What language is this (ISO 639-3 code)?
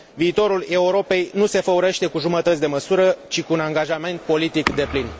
ron